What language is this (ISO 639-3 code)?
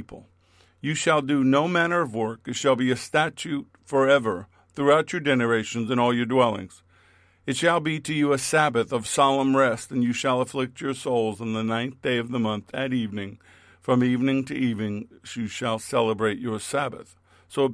eng